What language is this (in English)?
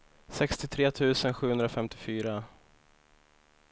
Swedish